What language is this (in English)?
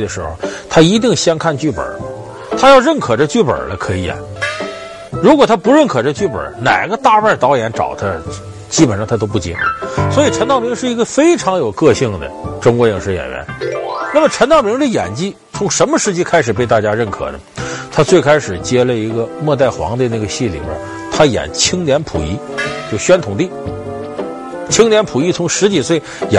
Chinese